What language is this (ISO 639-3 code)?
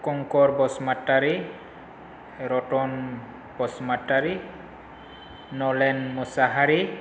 brx